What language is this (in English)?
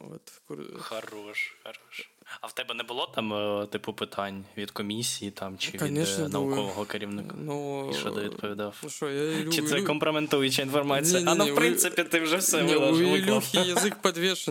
Ukrainian